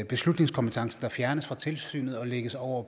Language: Danish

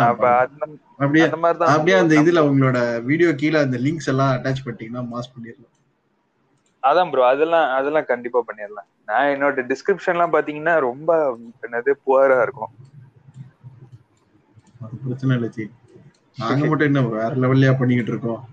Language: Tamil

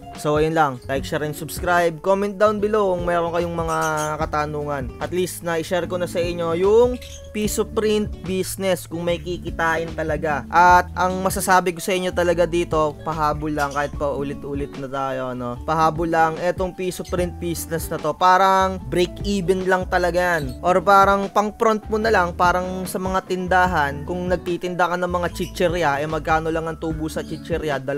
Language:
Filipino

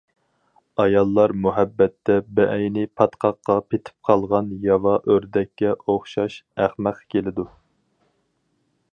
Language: Uyghur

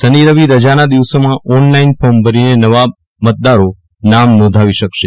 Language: Gujarati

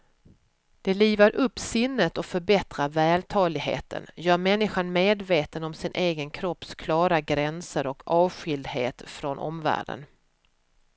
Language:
Swedish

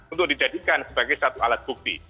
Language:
Indonesian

